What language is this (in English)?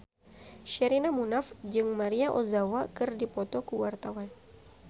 Sundanese